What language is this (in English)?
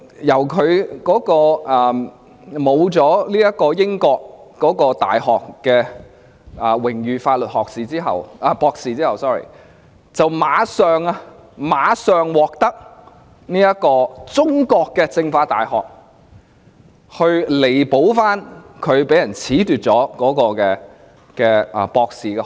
Cantonese